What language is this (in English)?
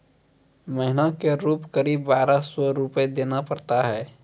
Maithili